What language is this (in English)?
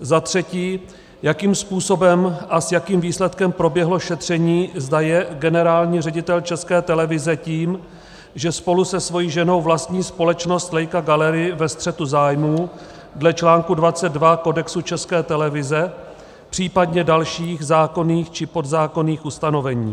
Czech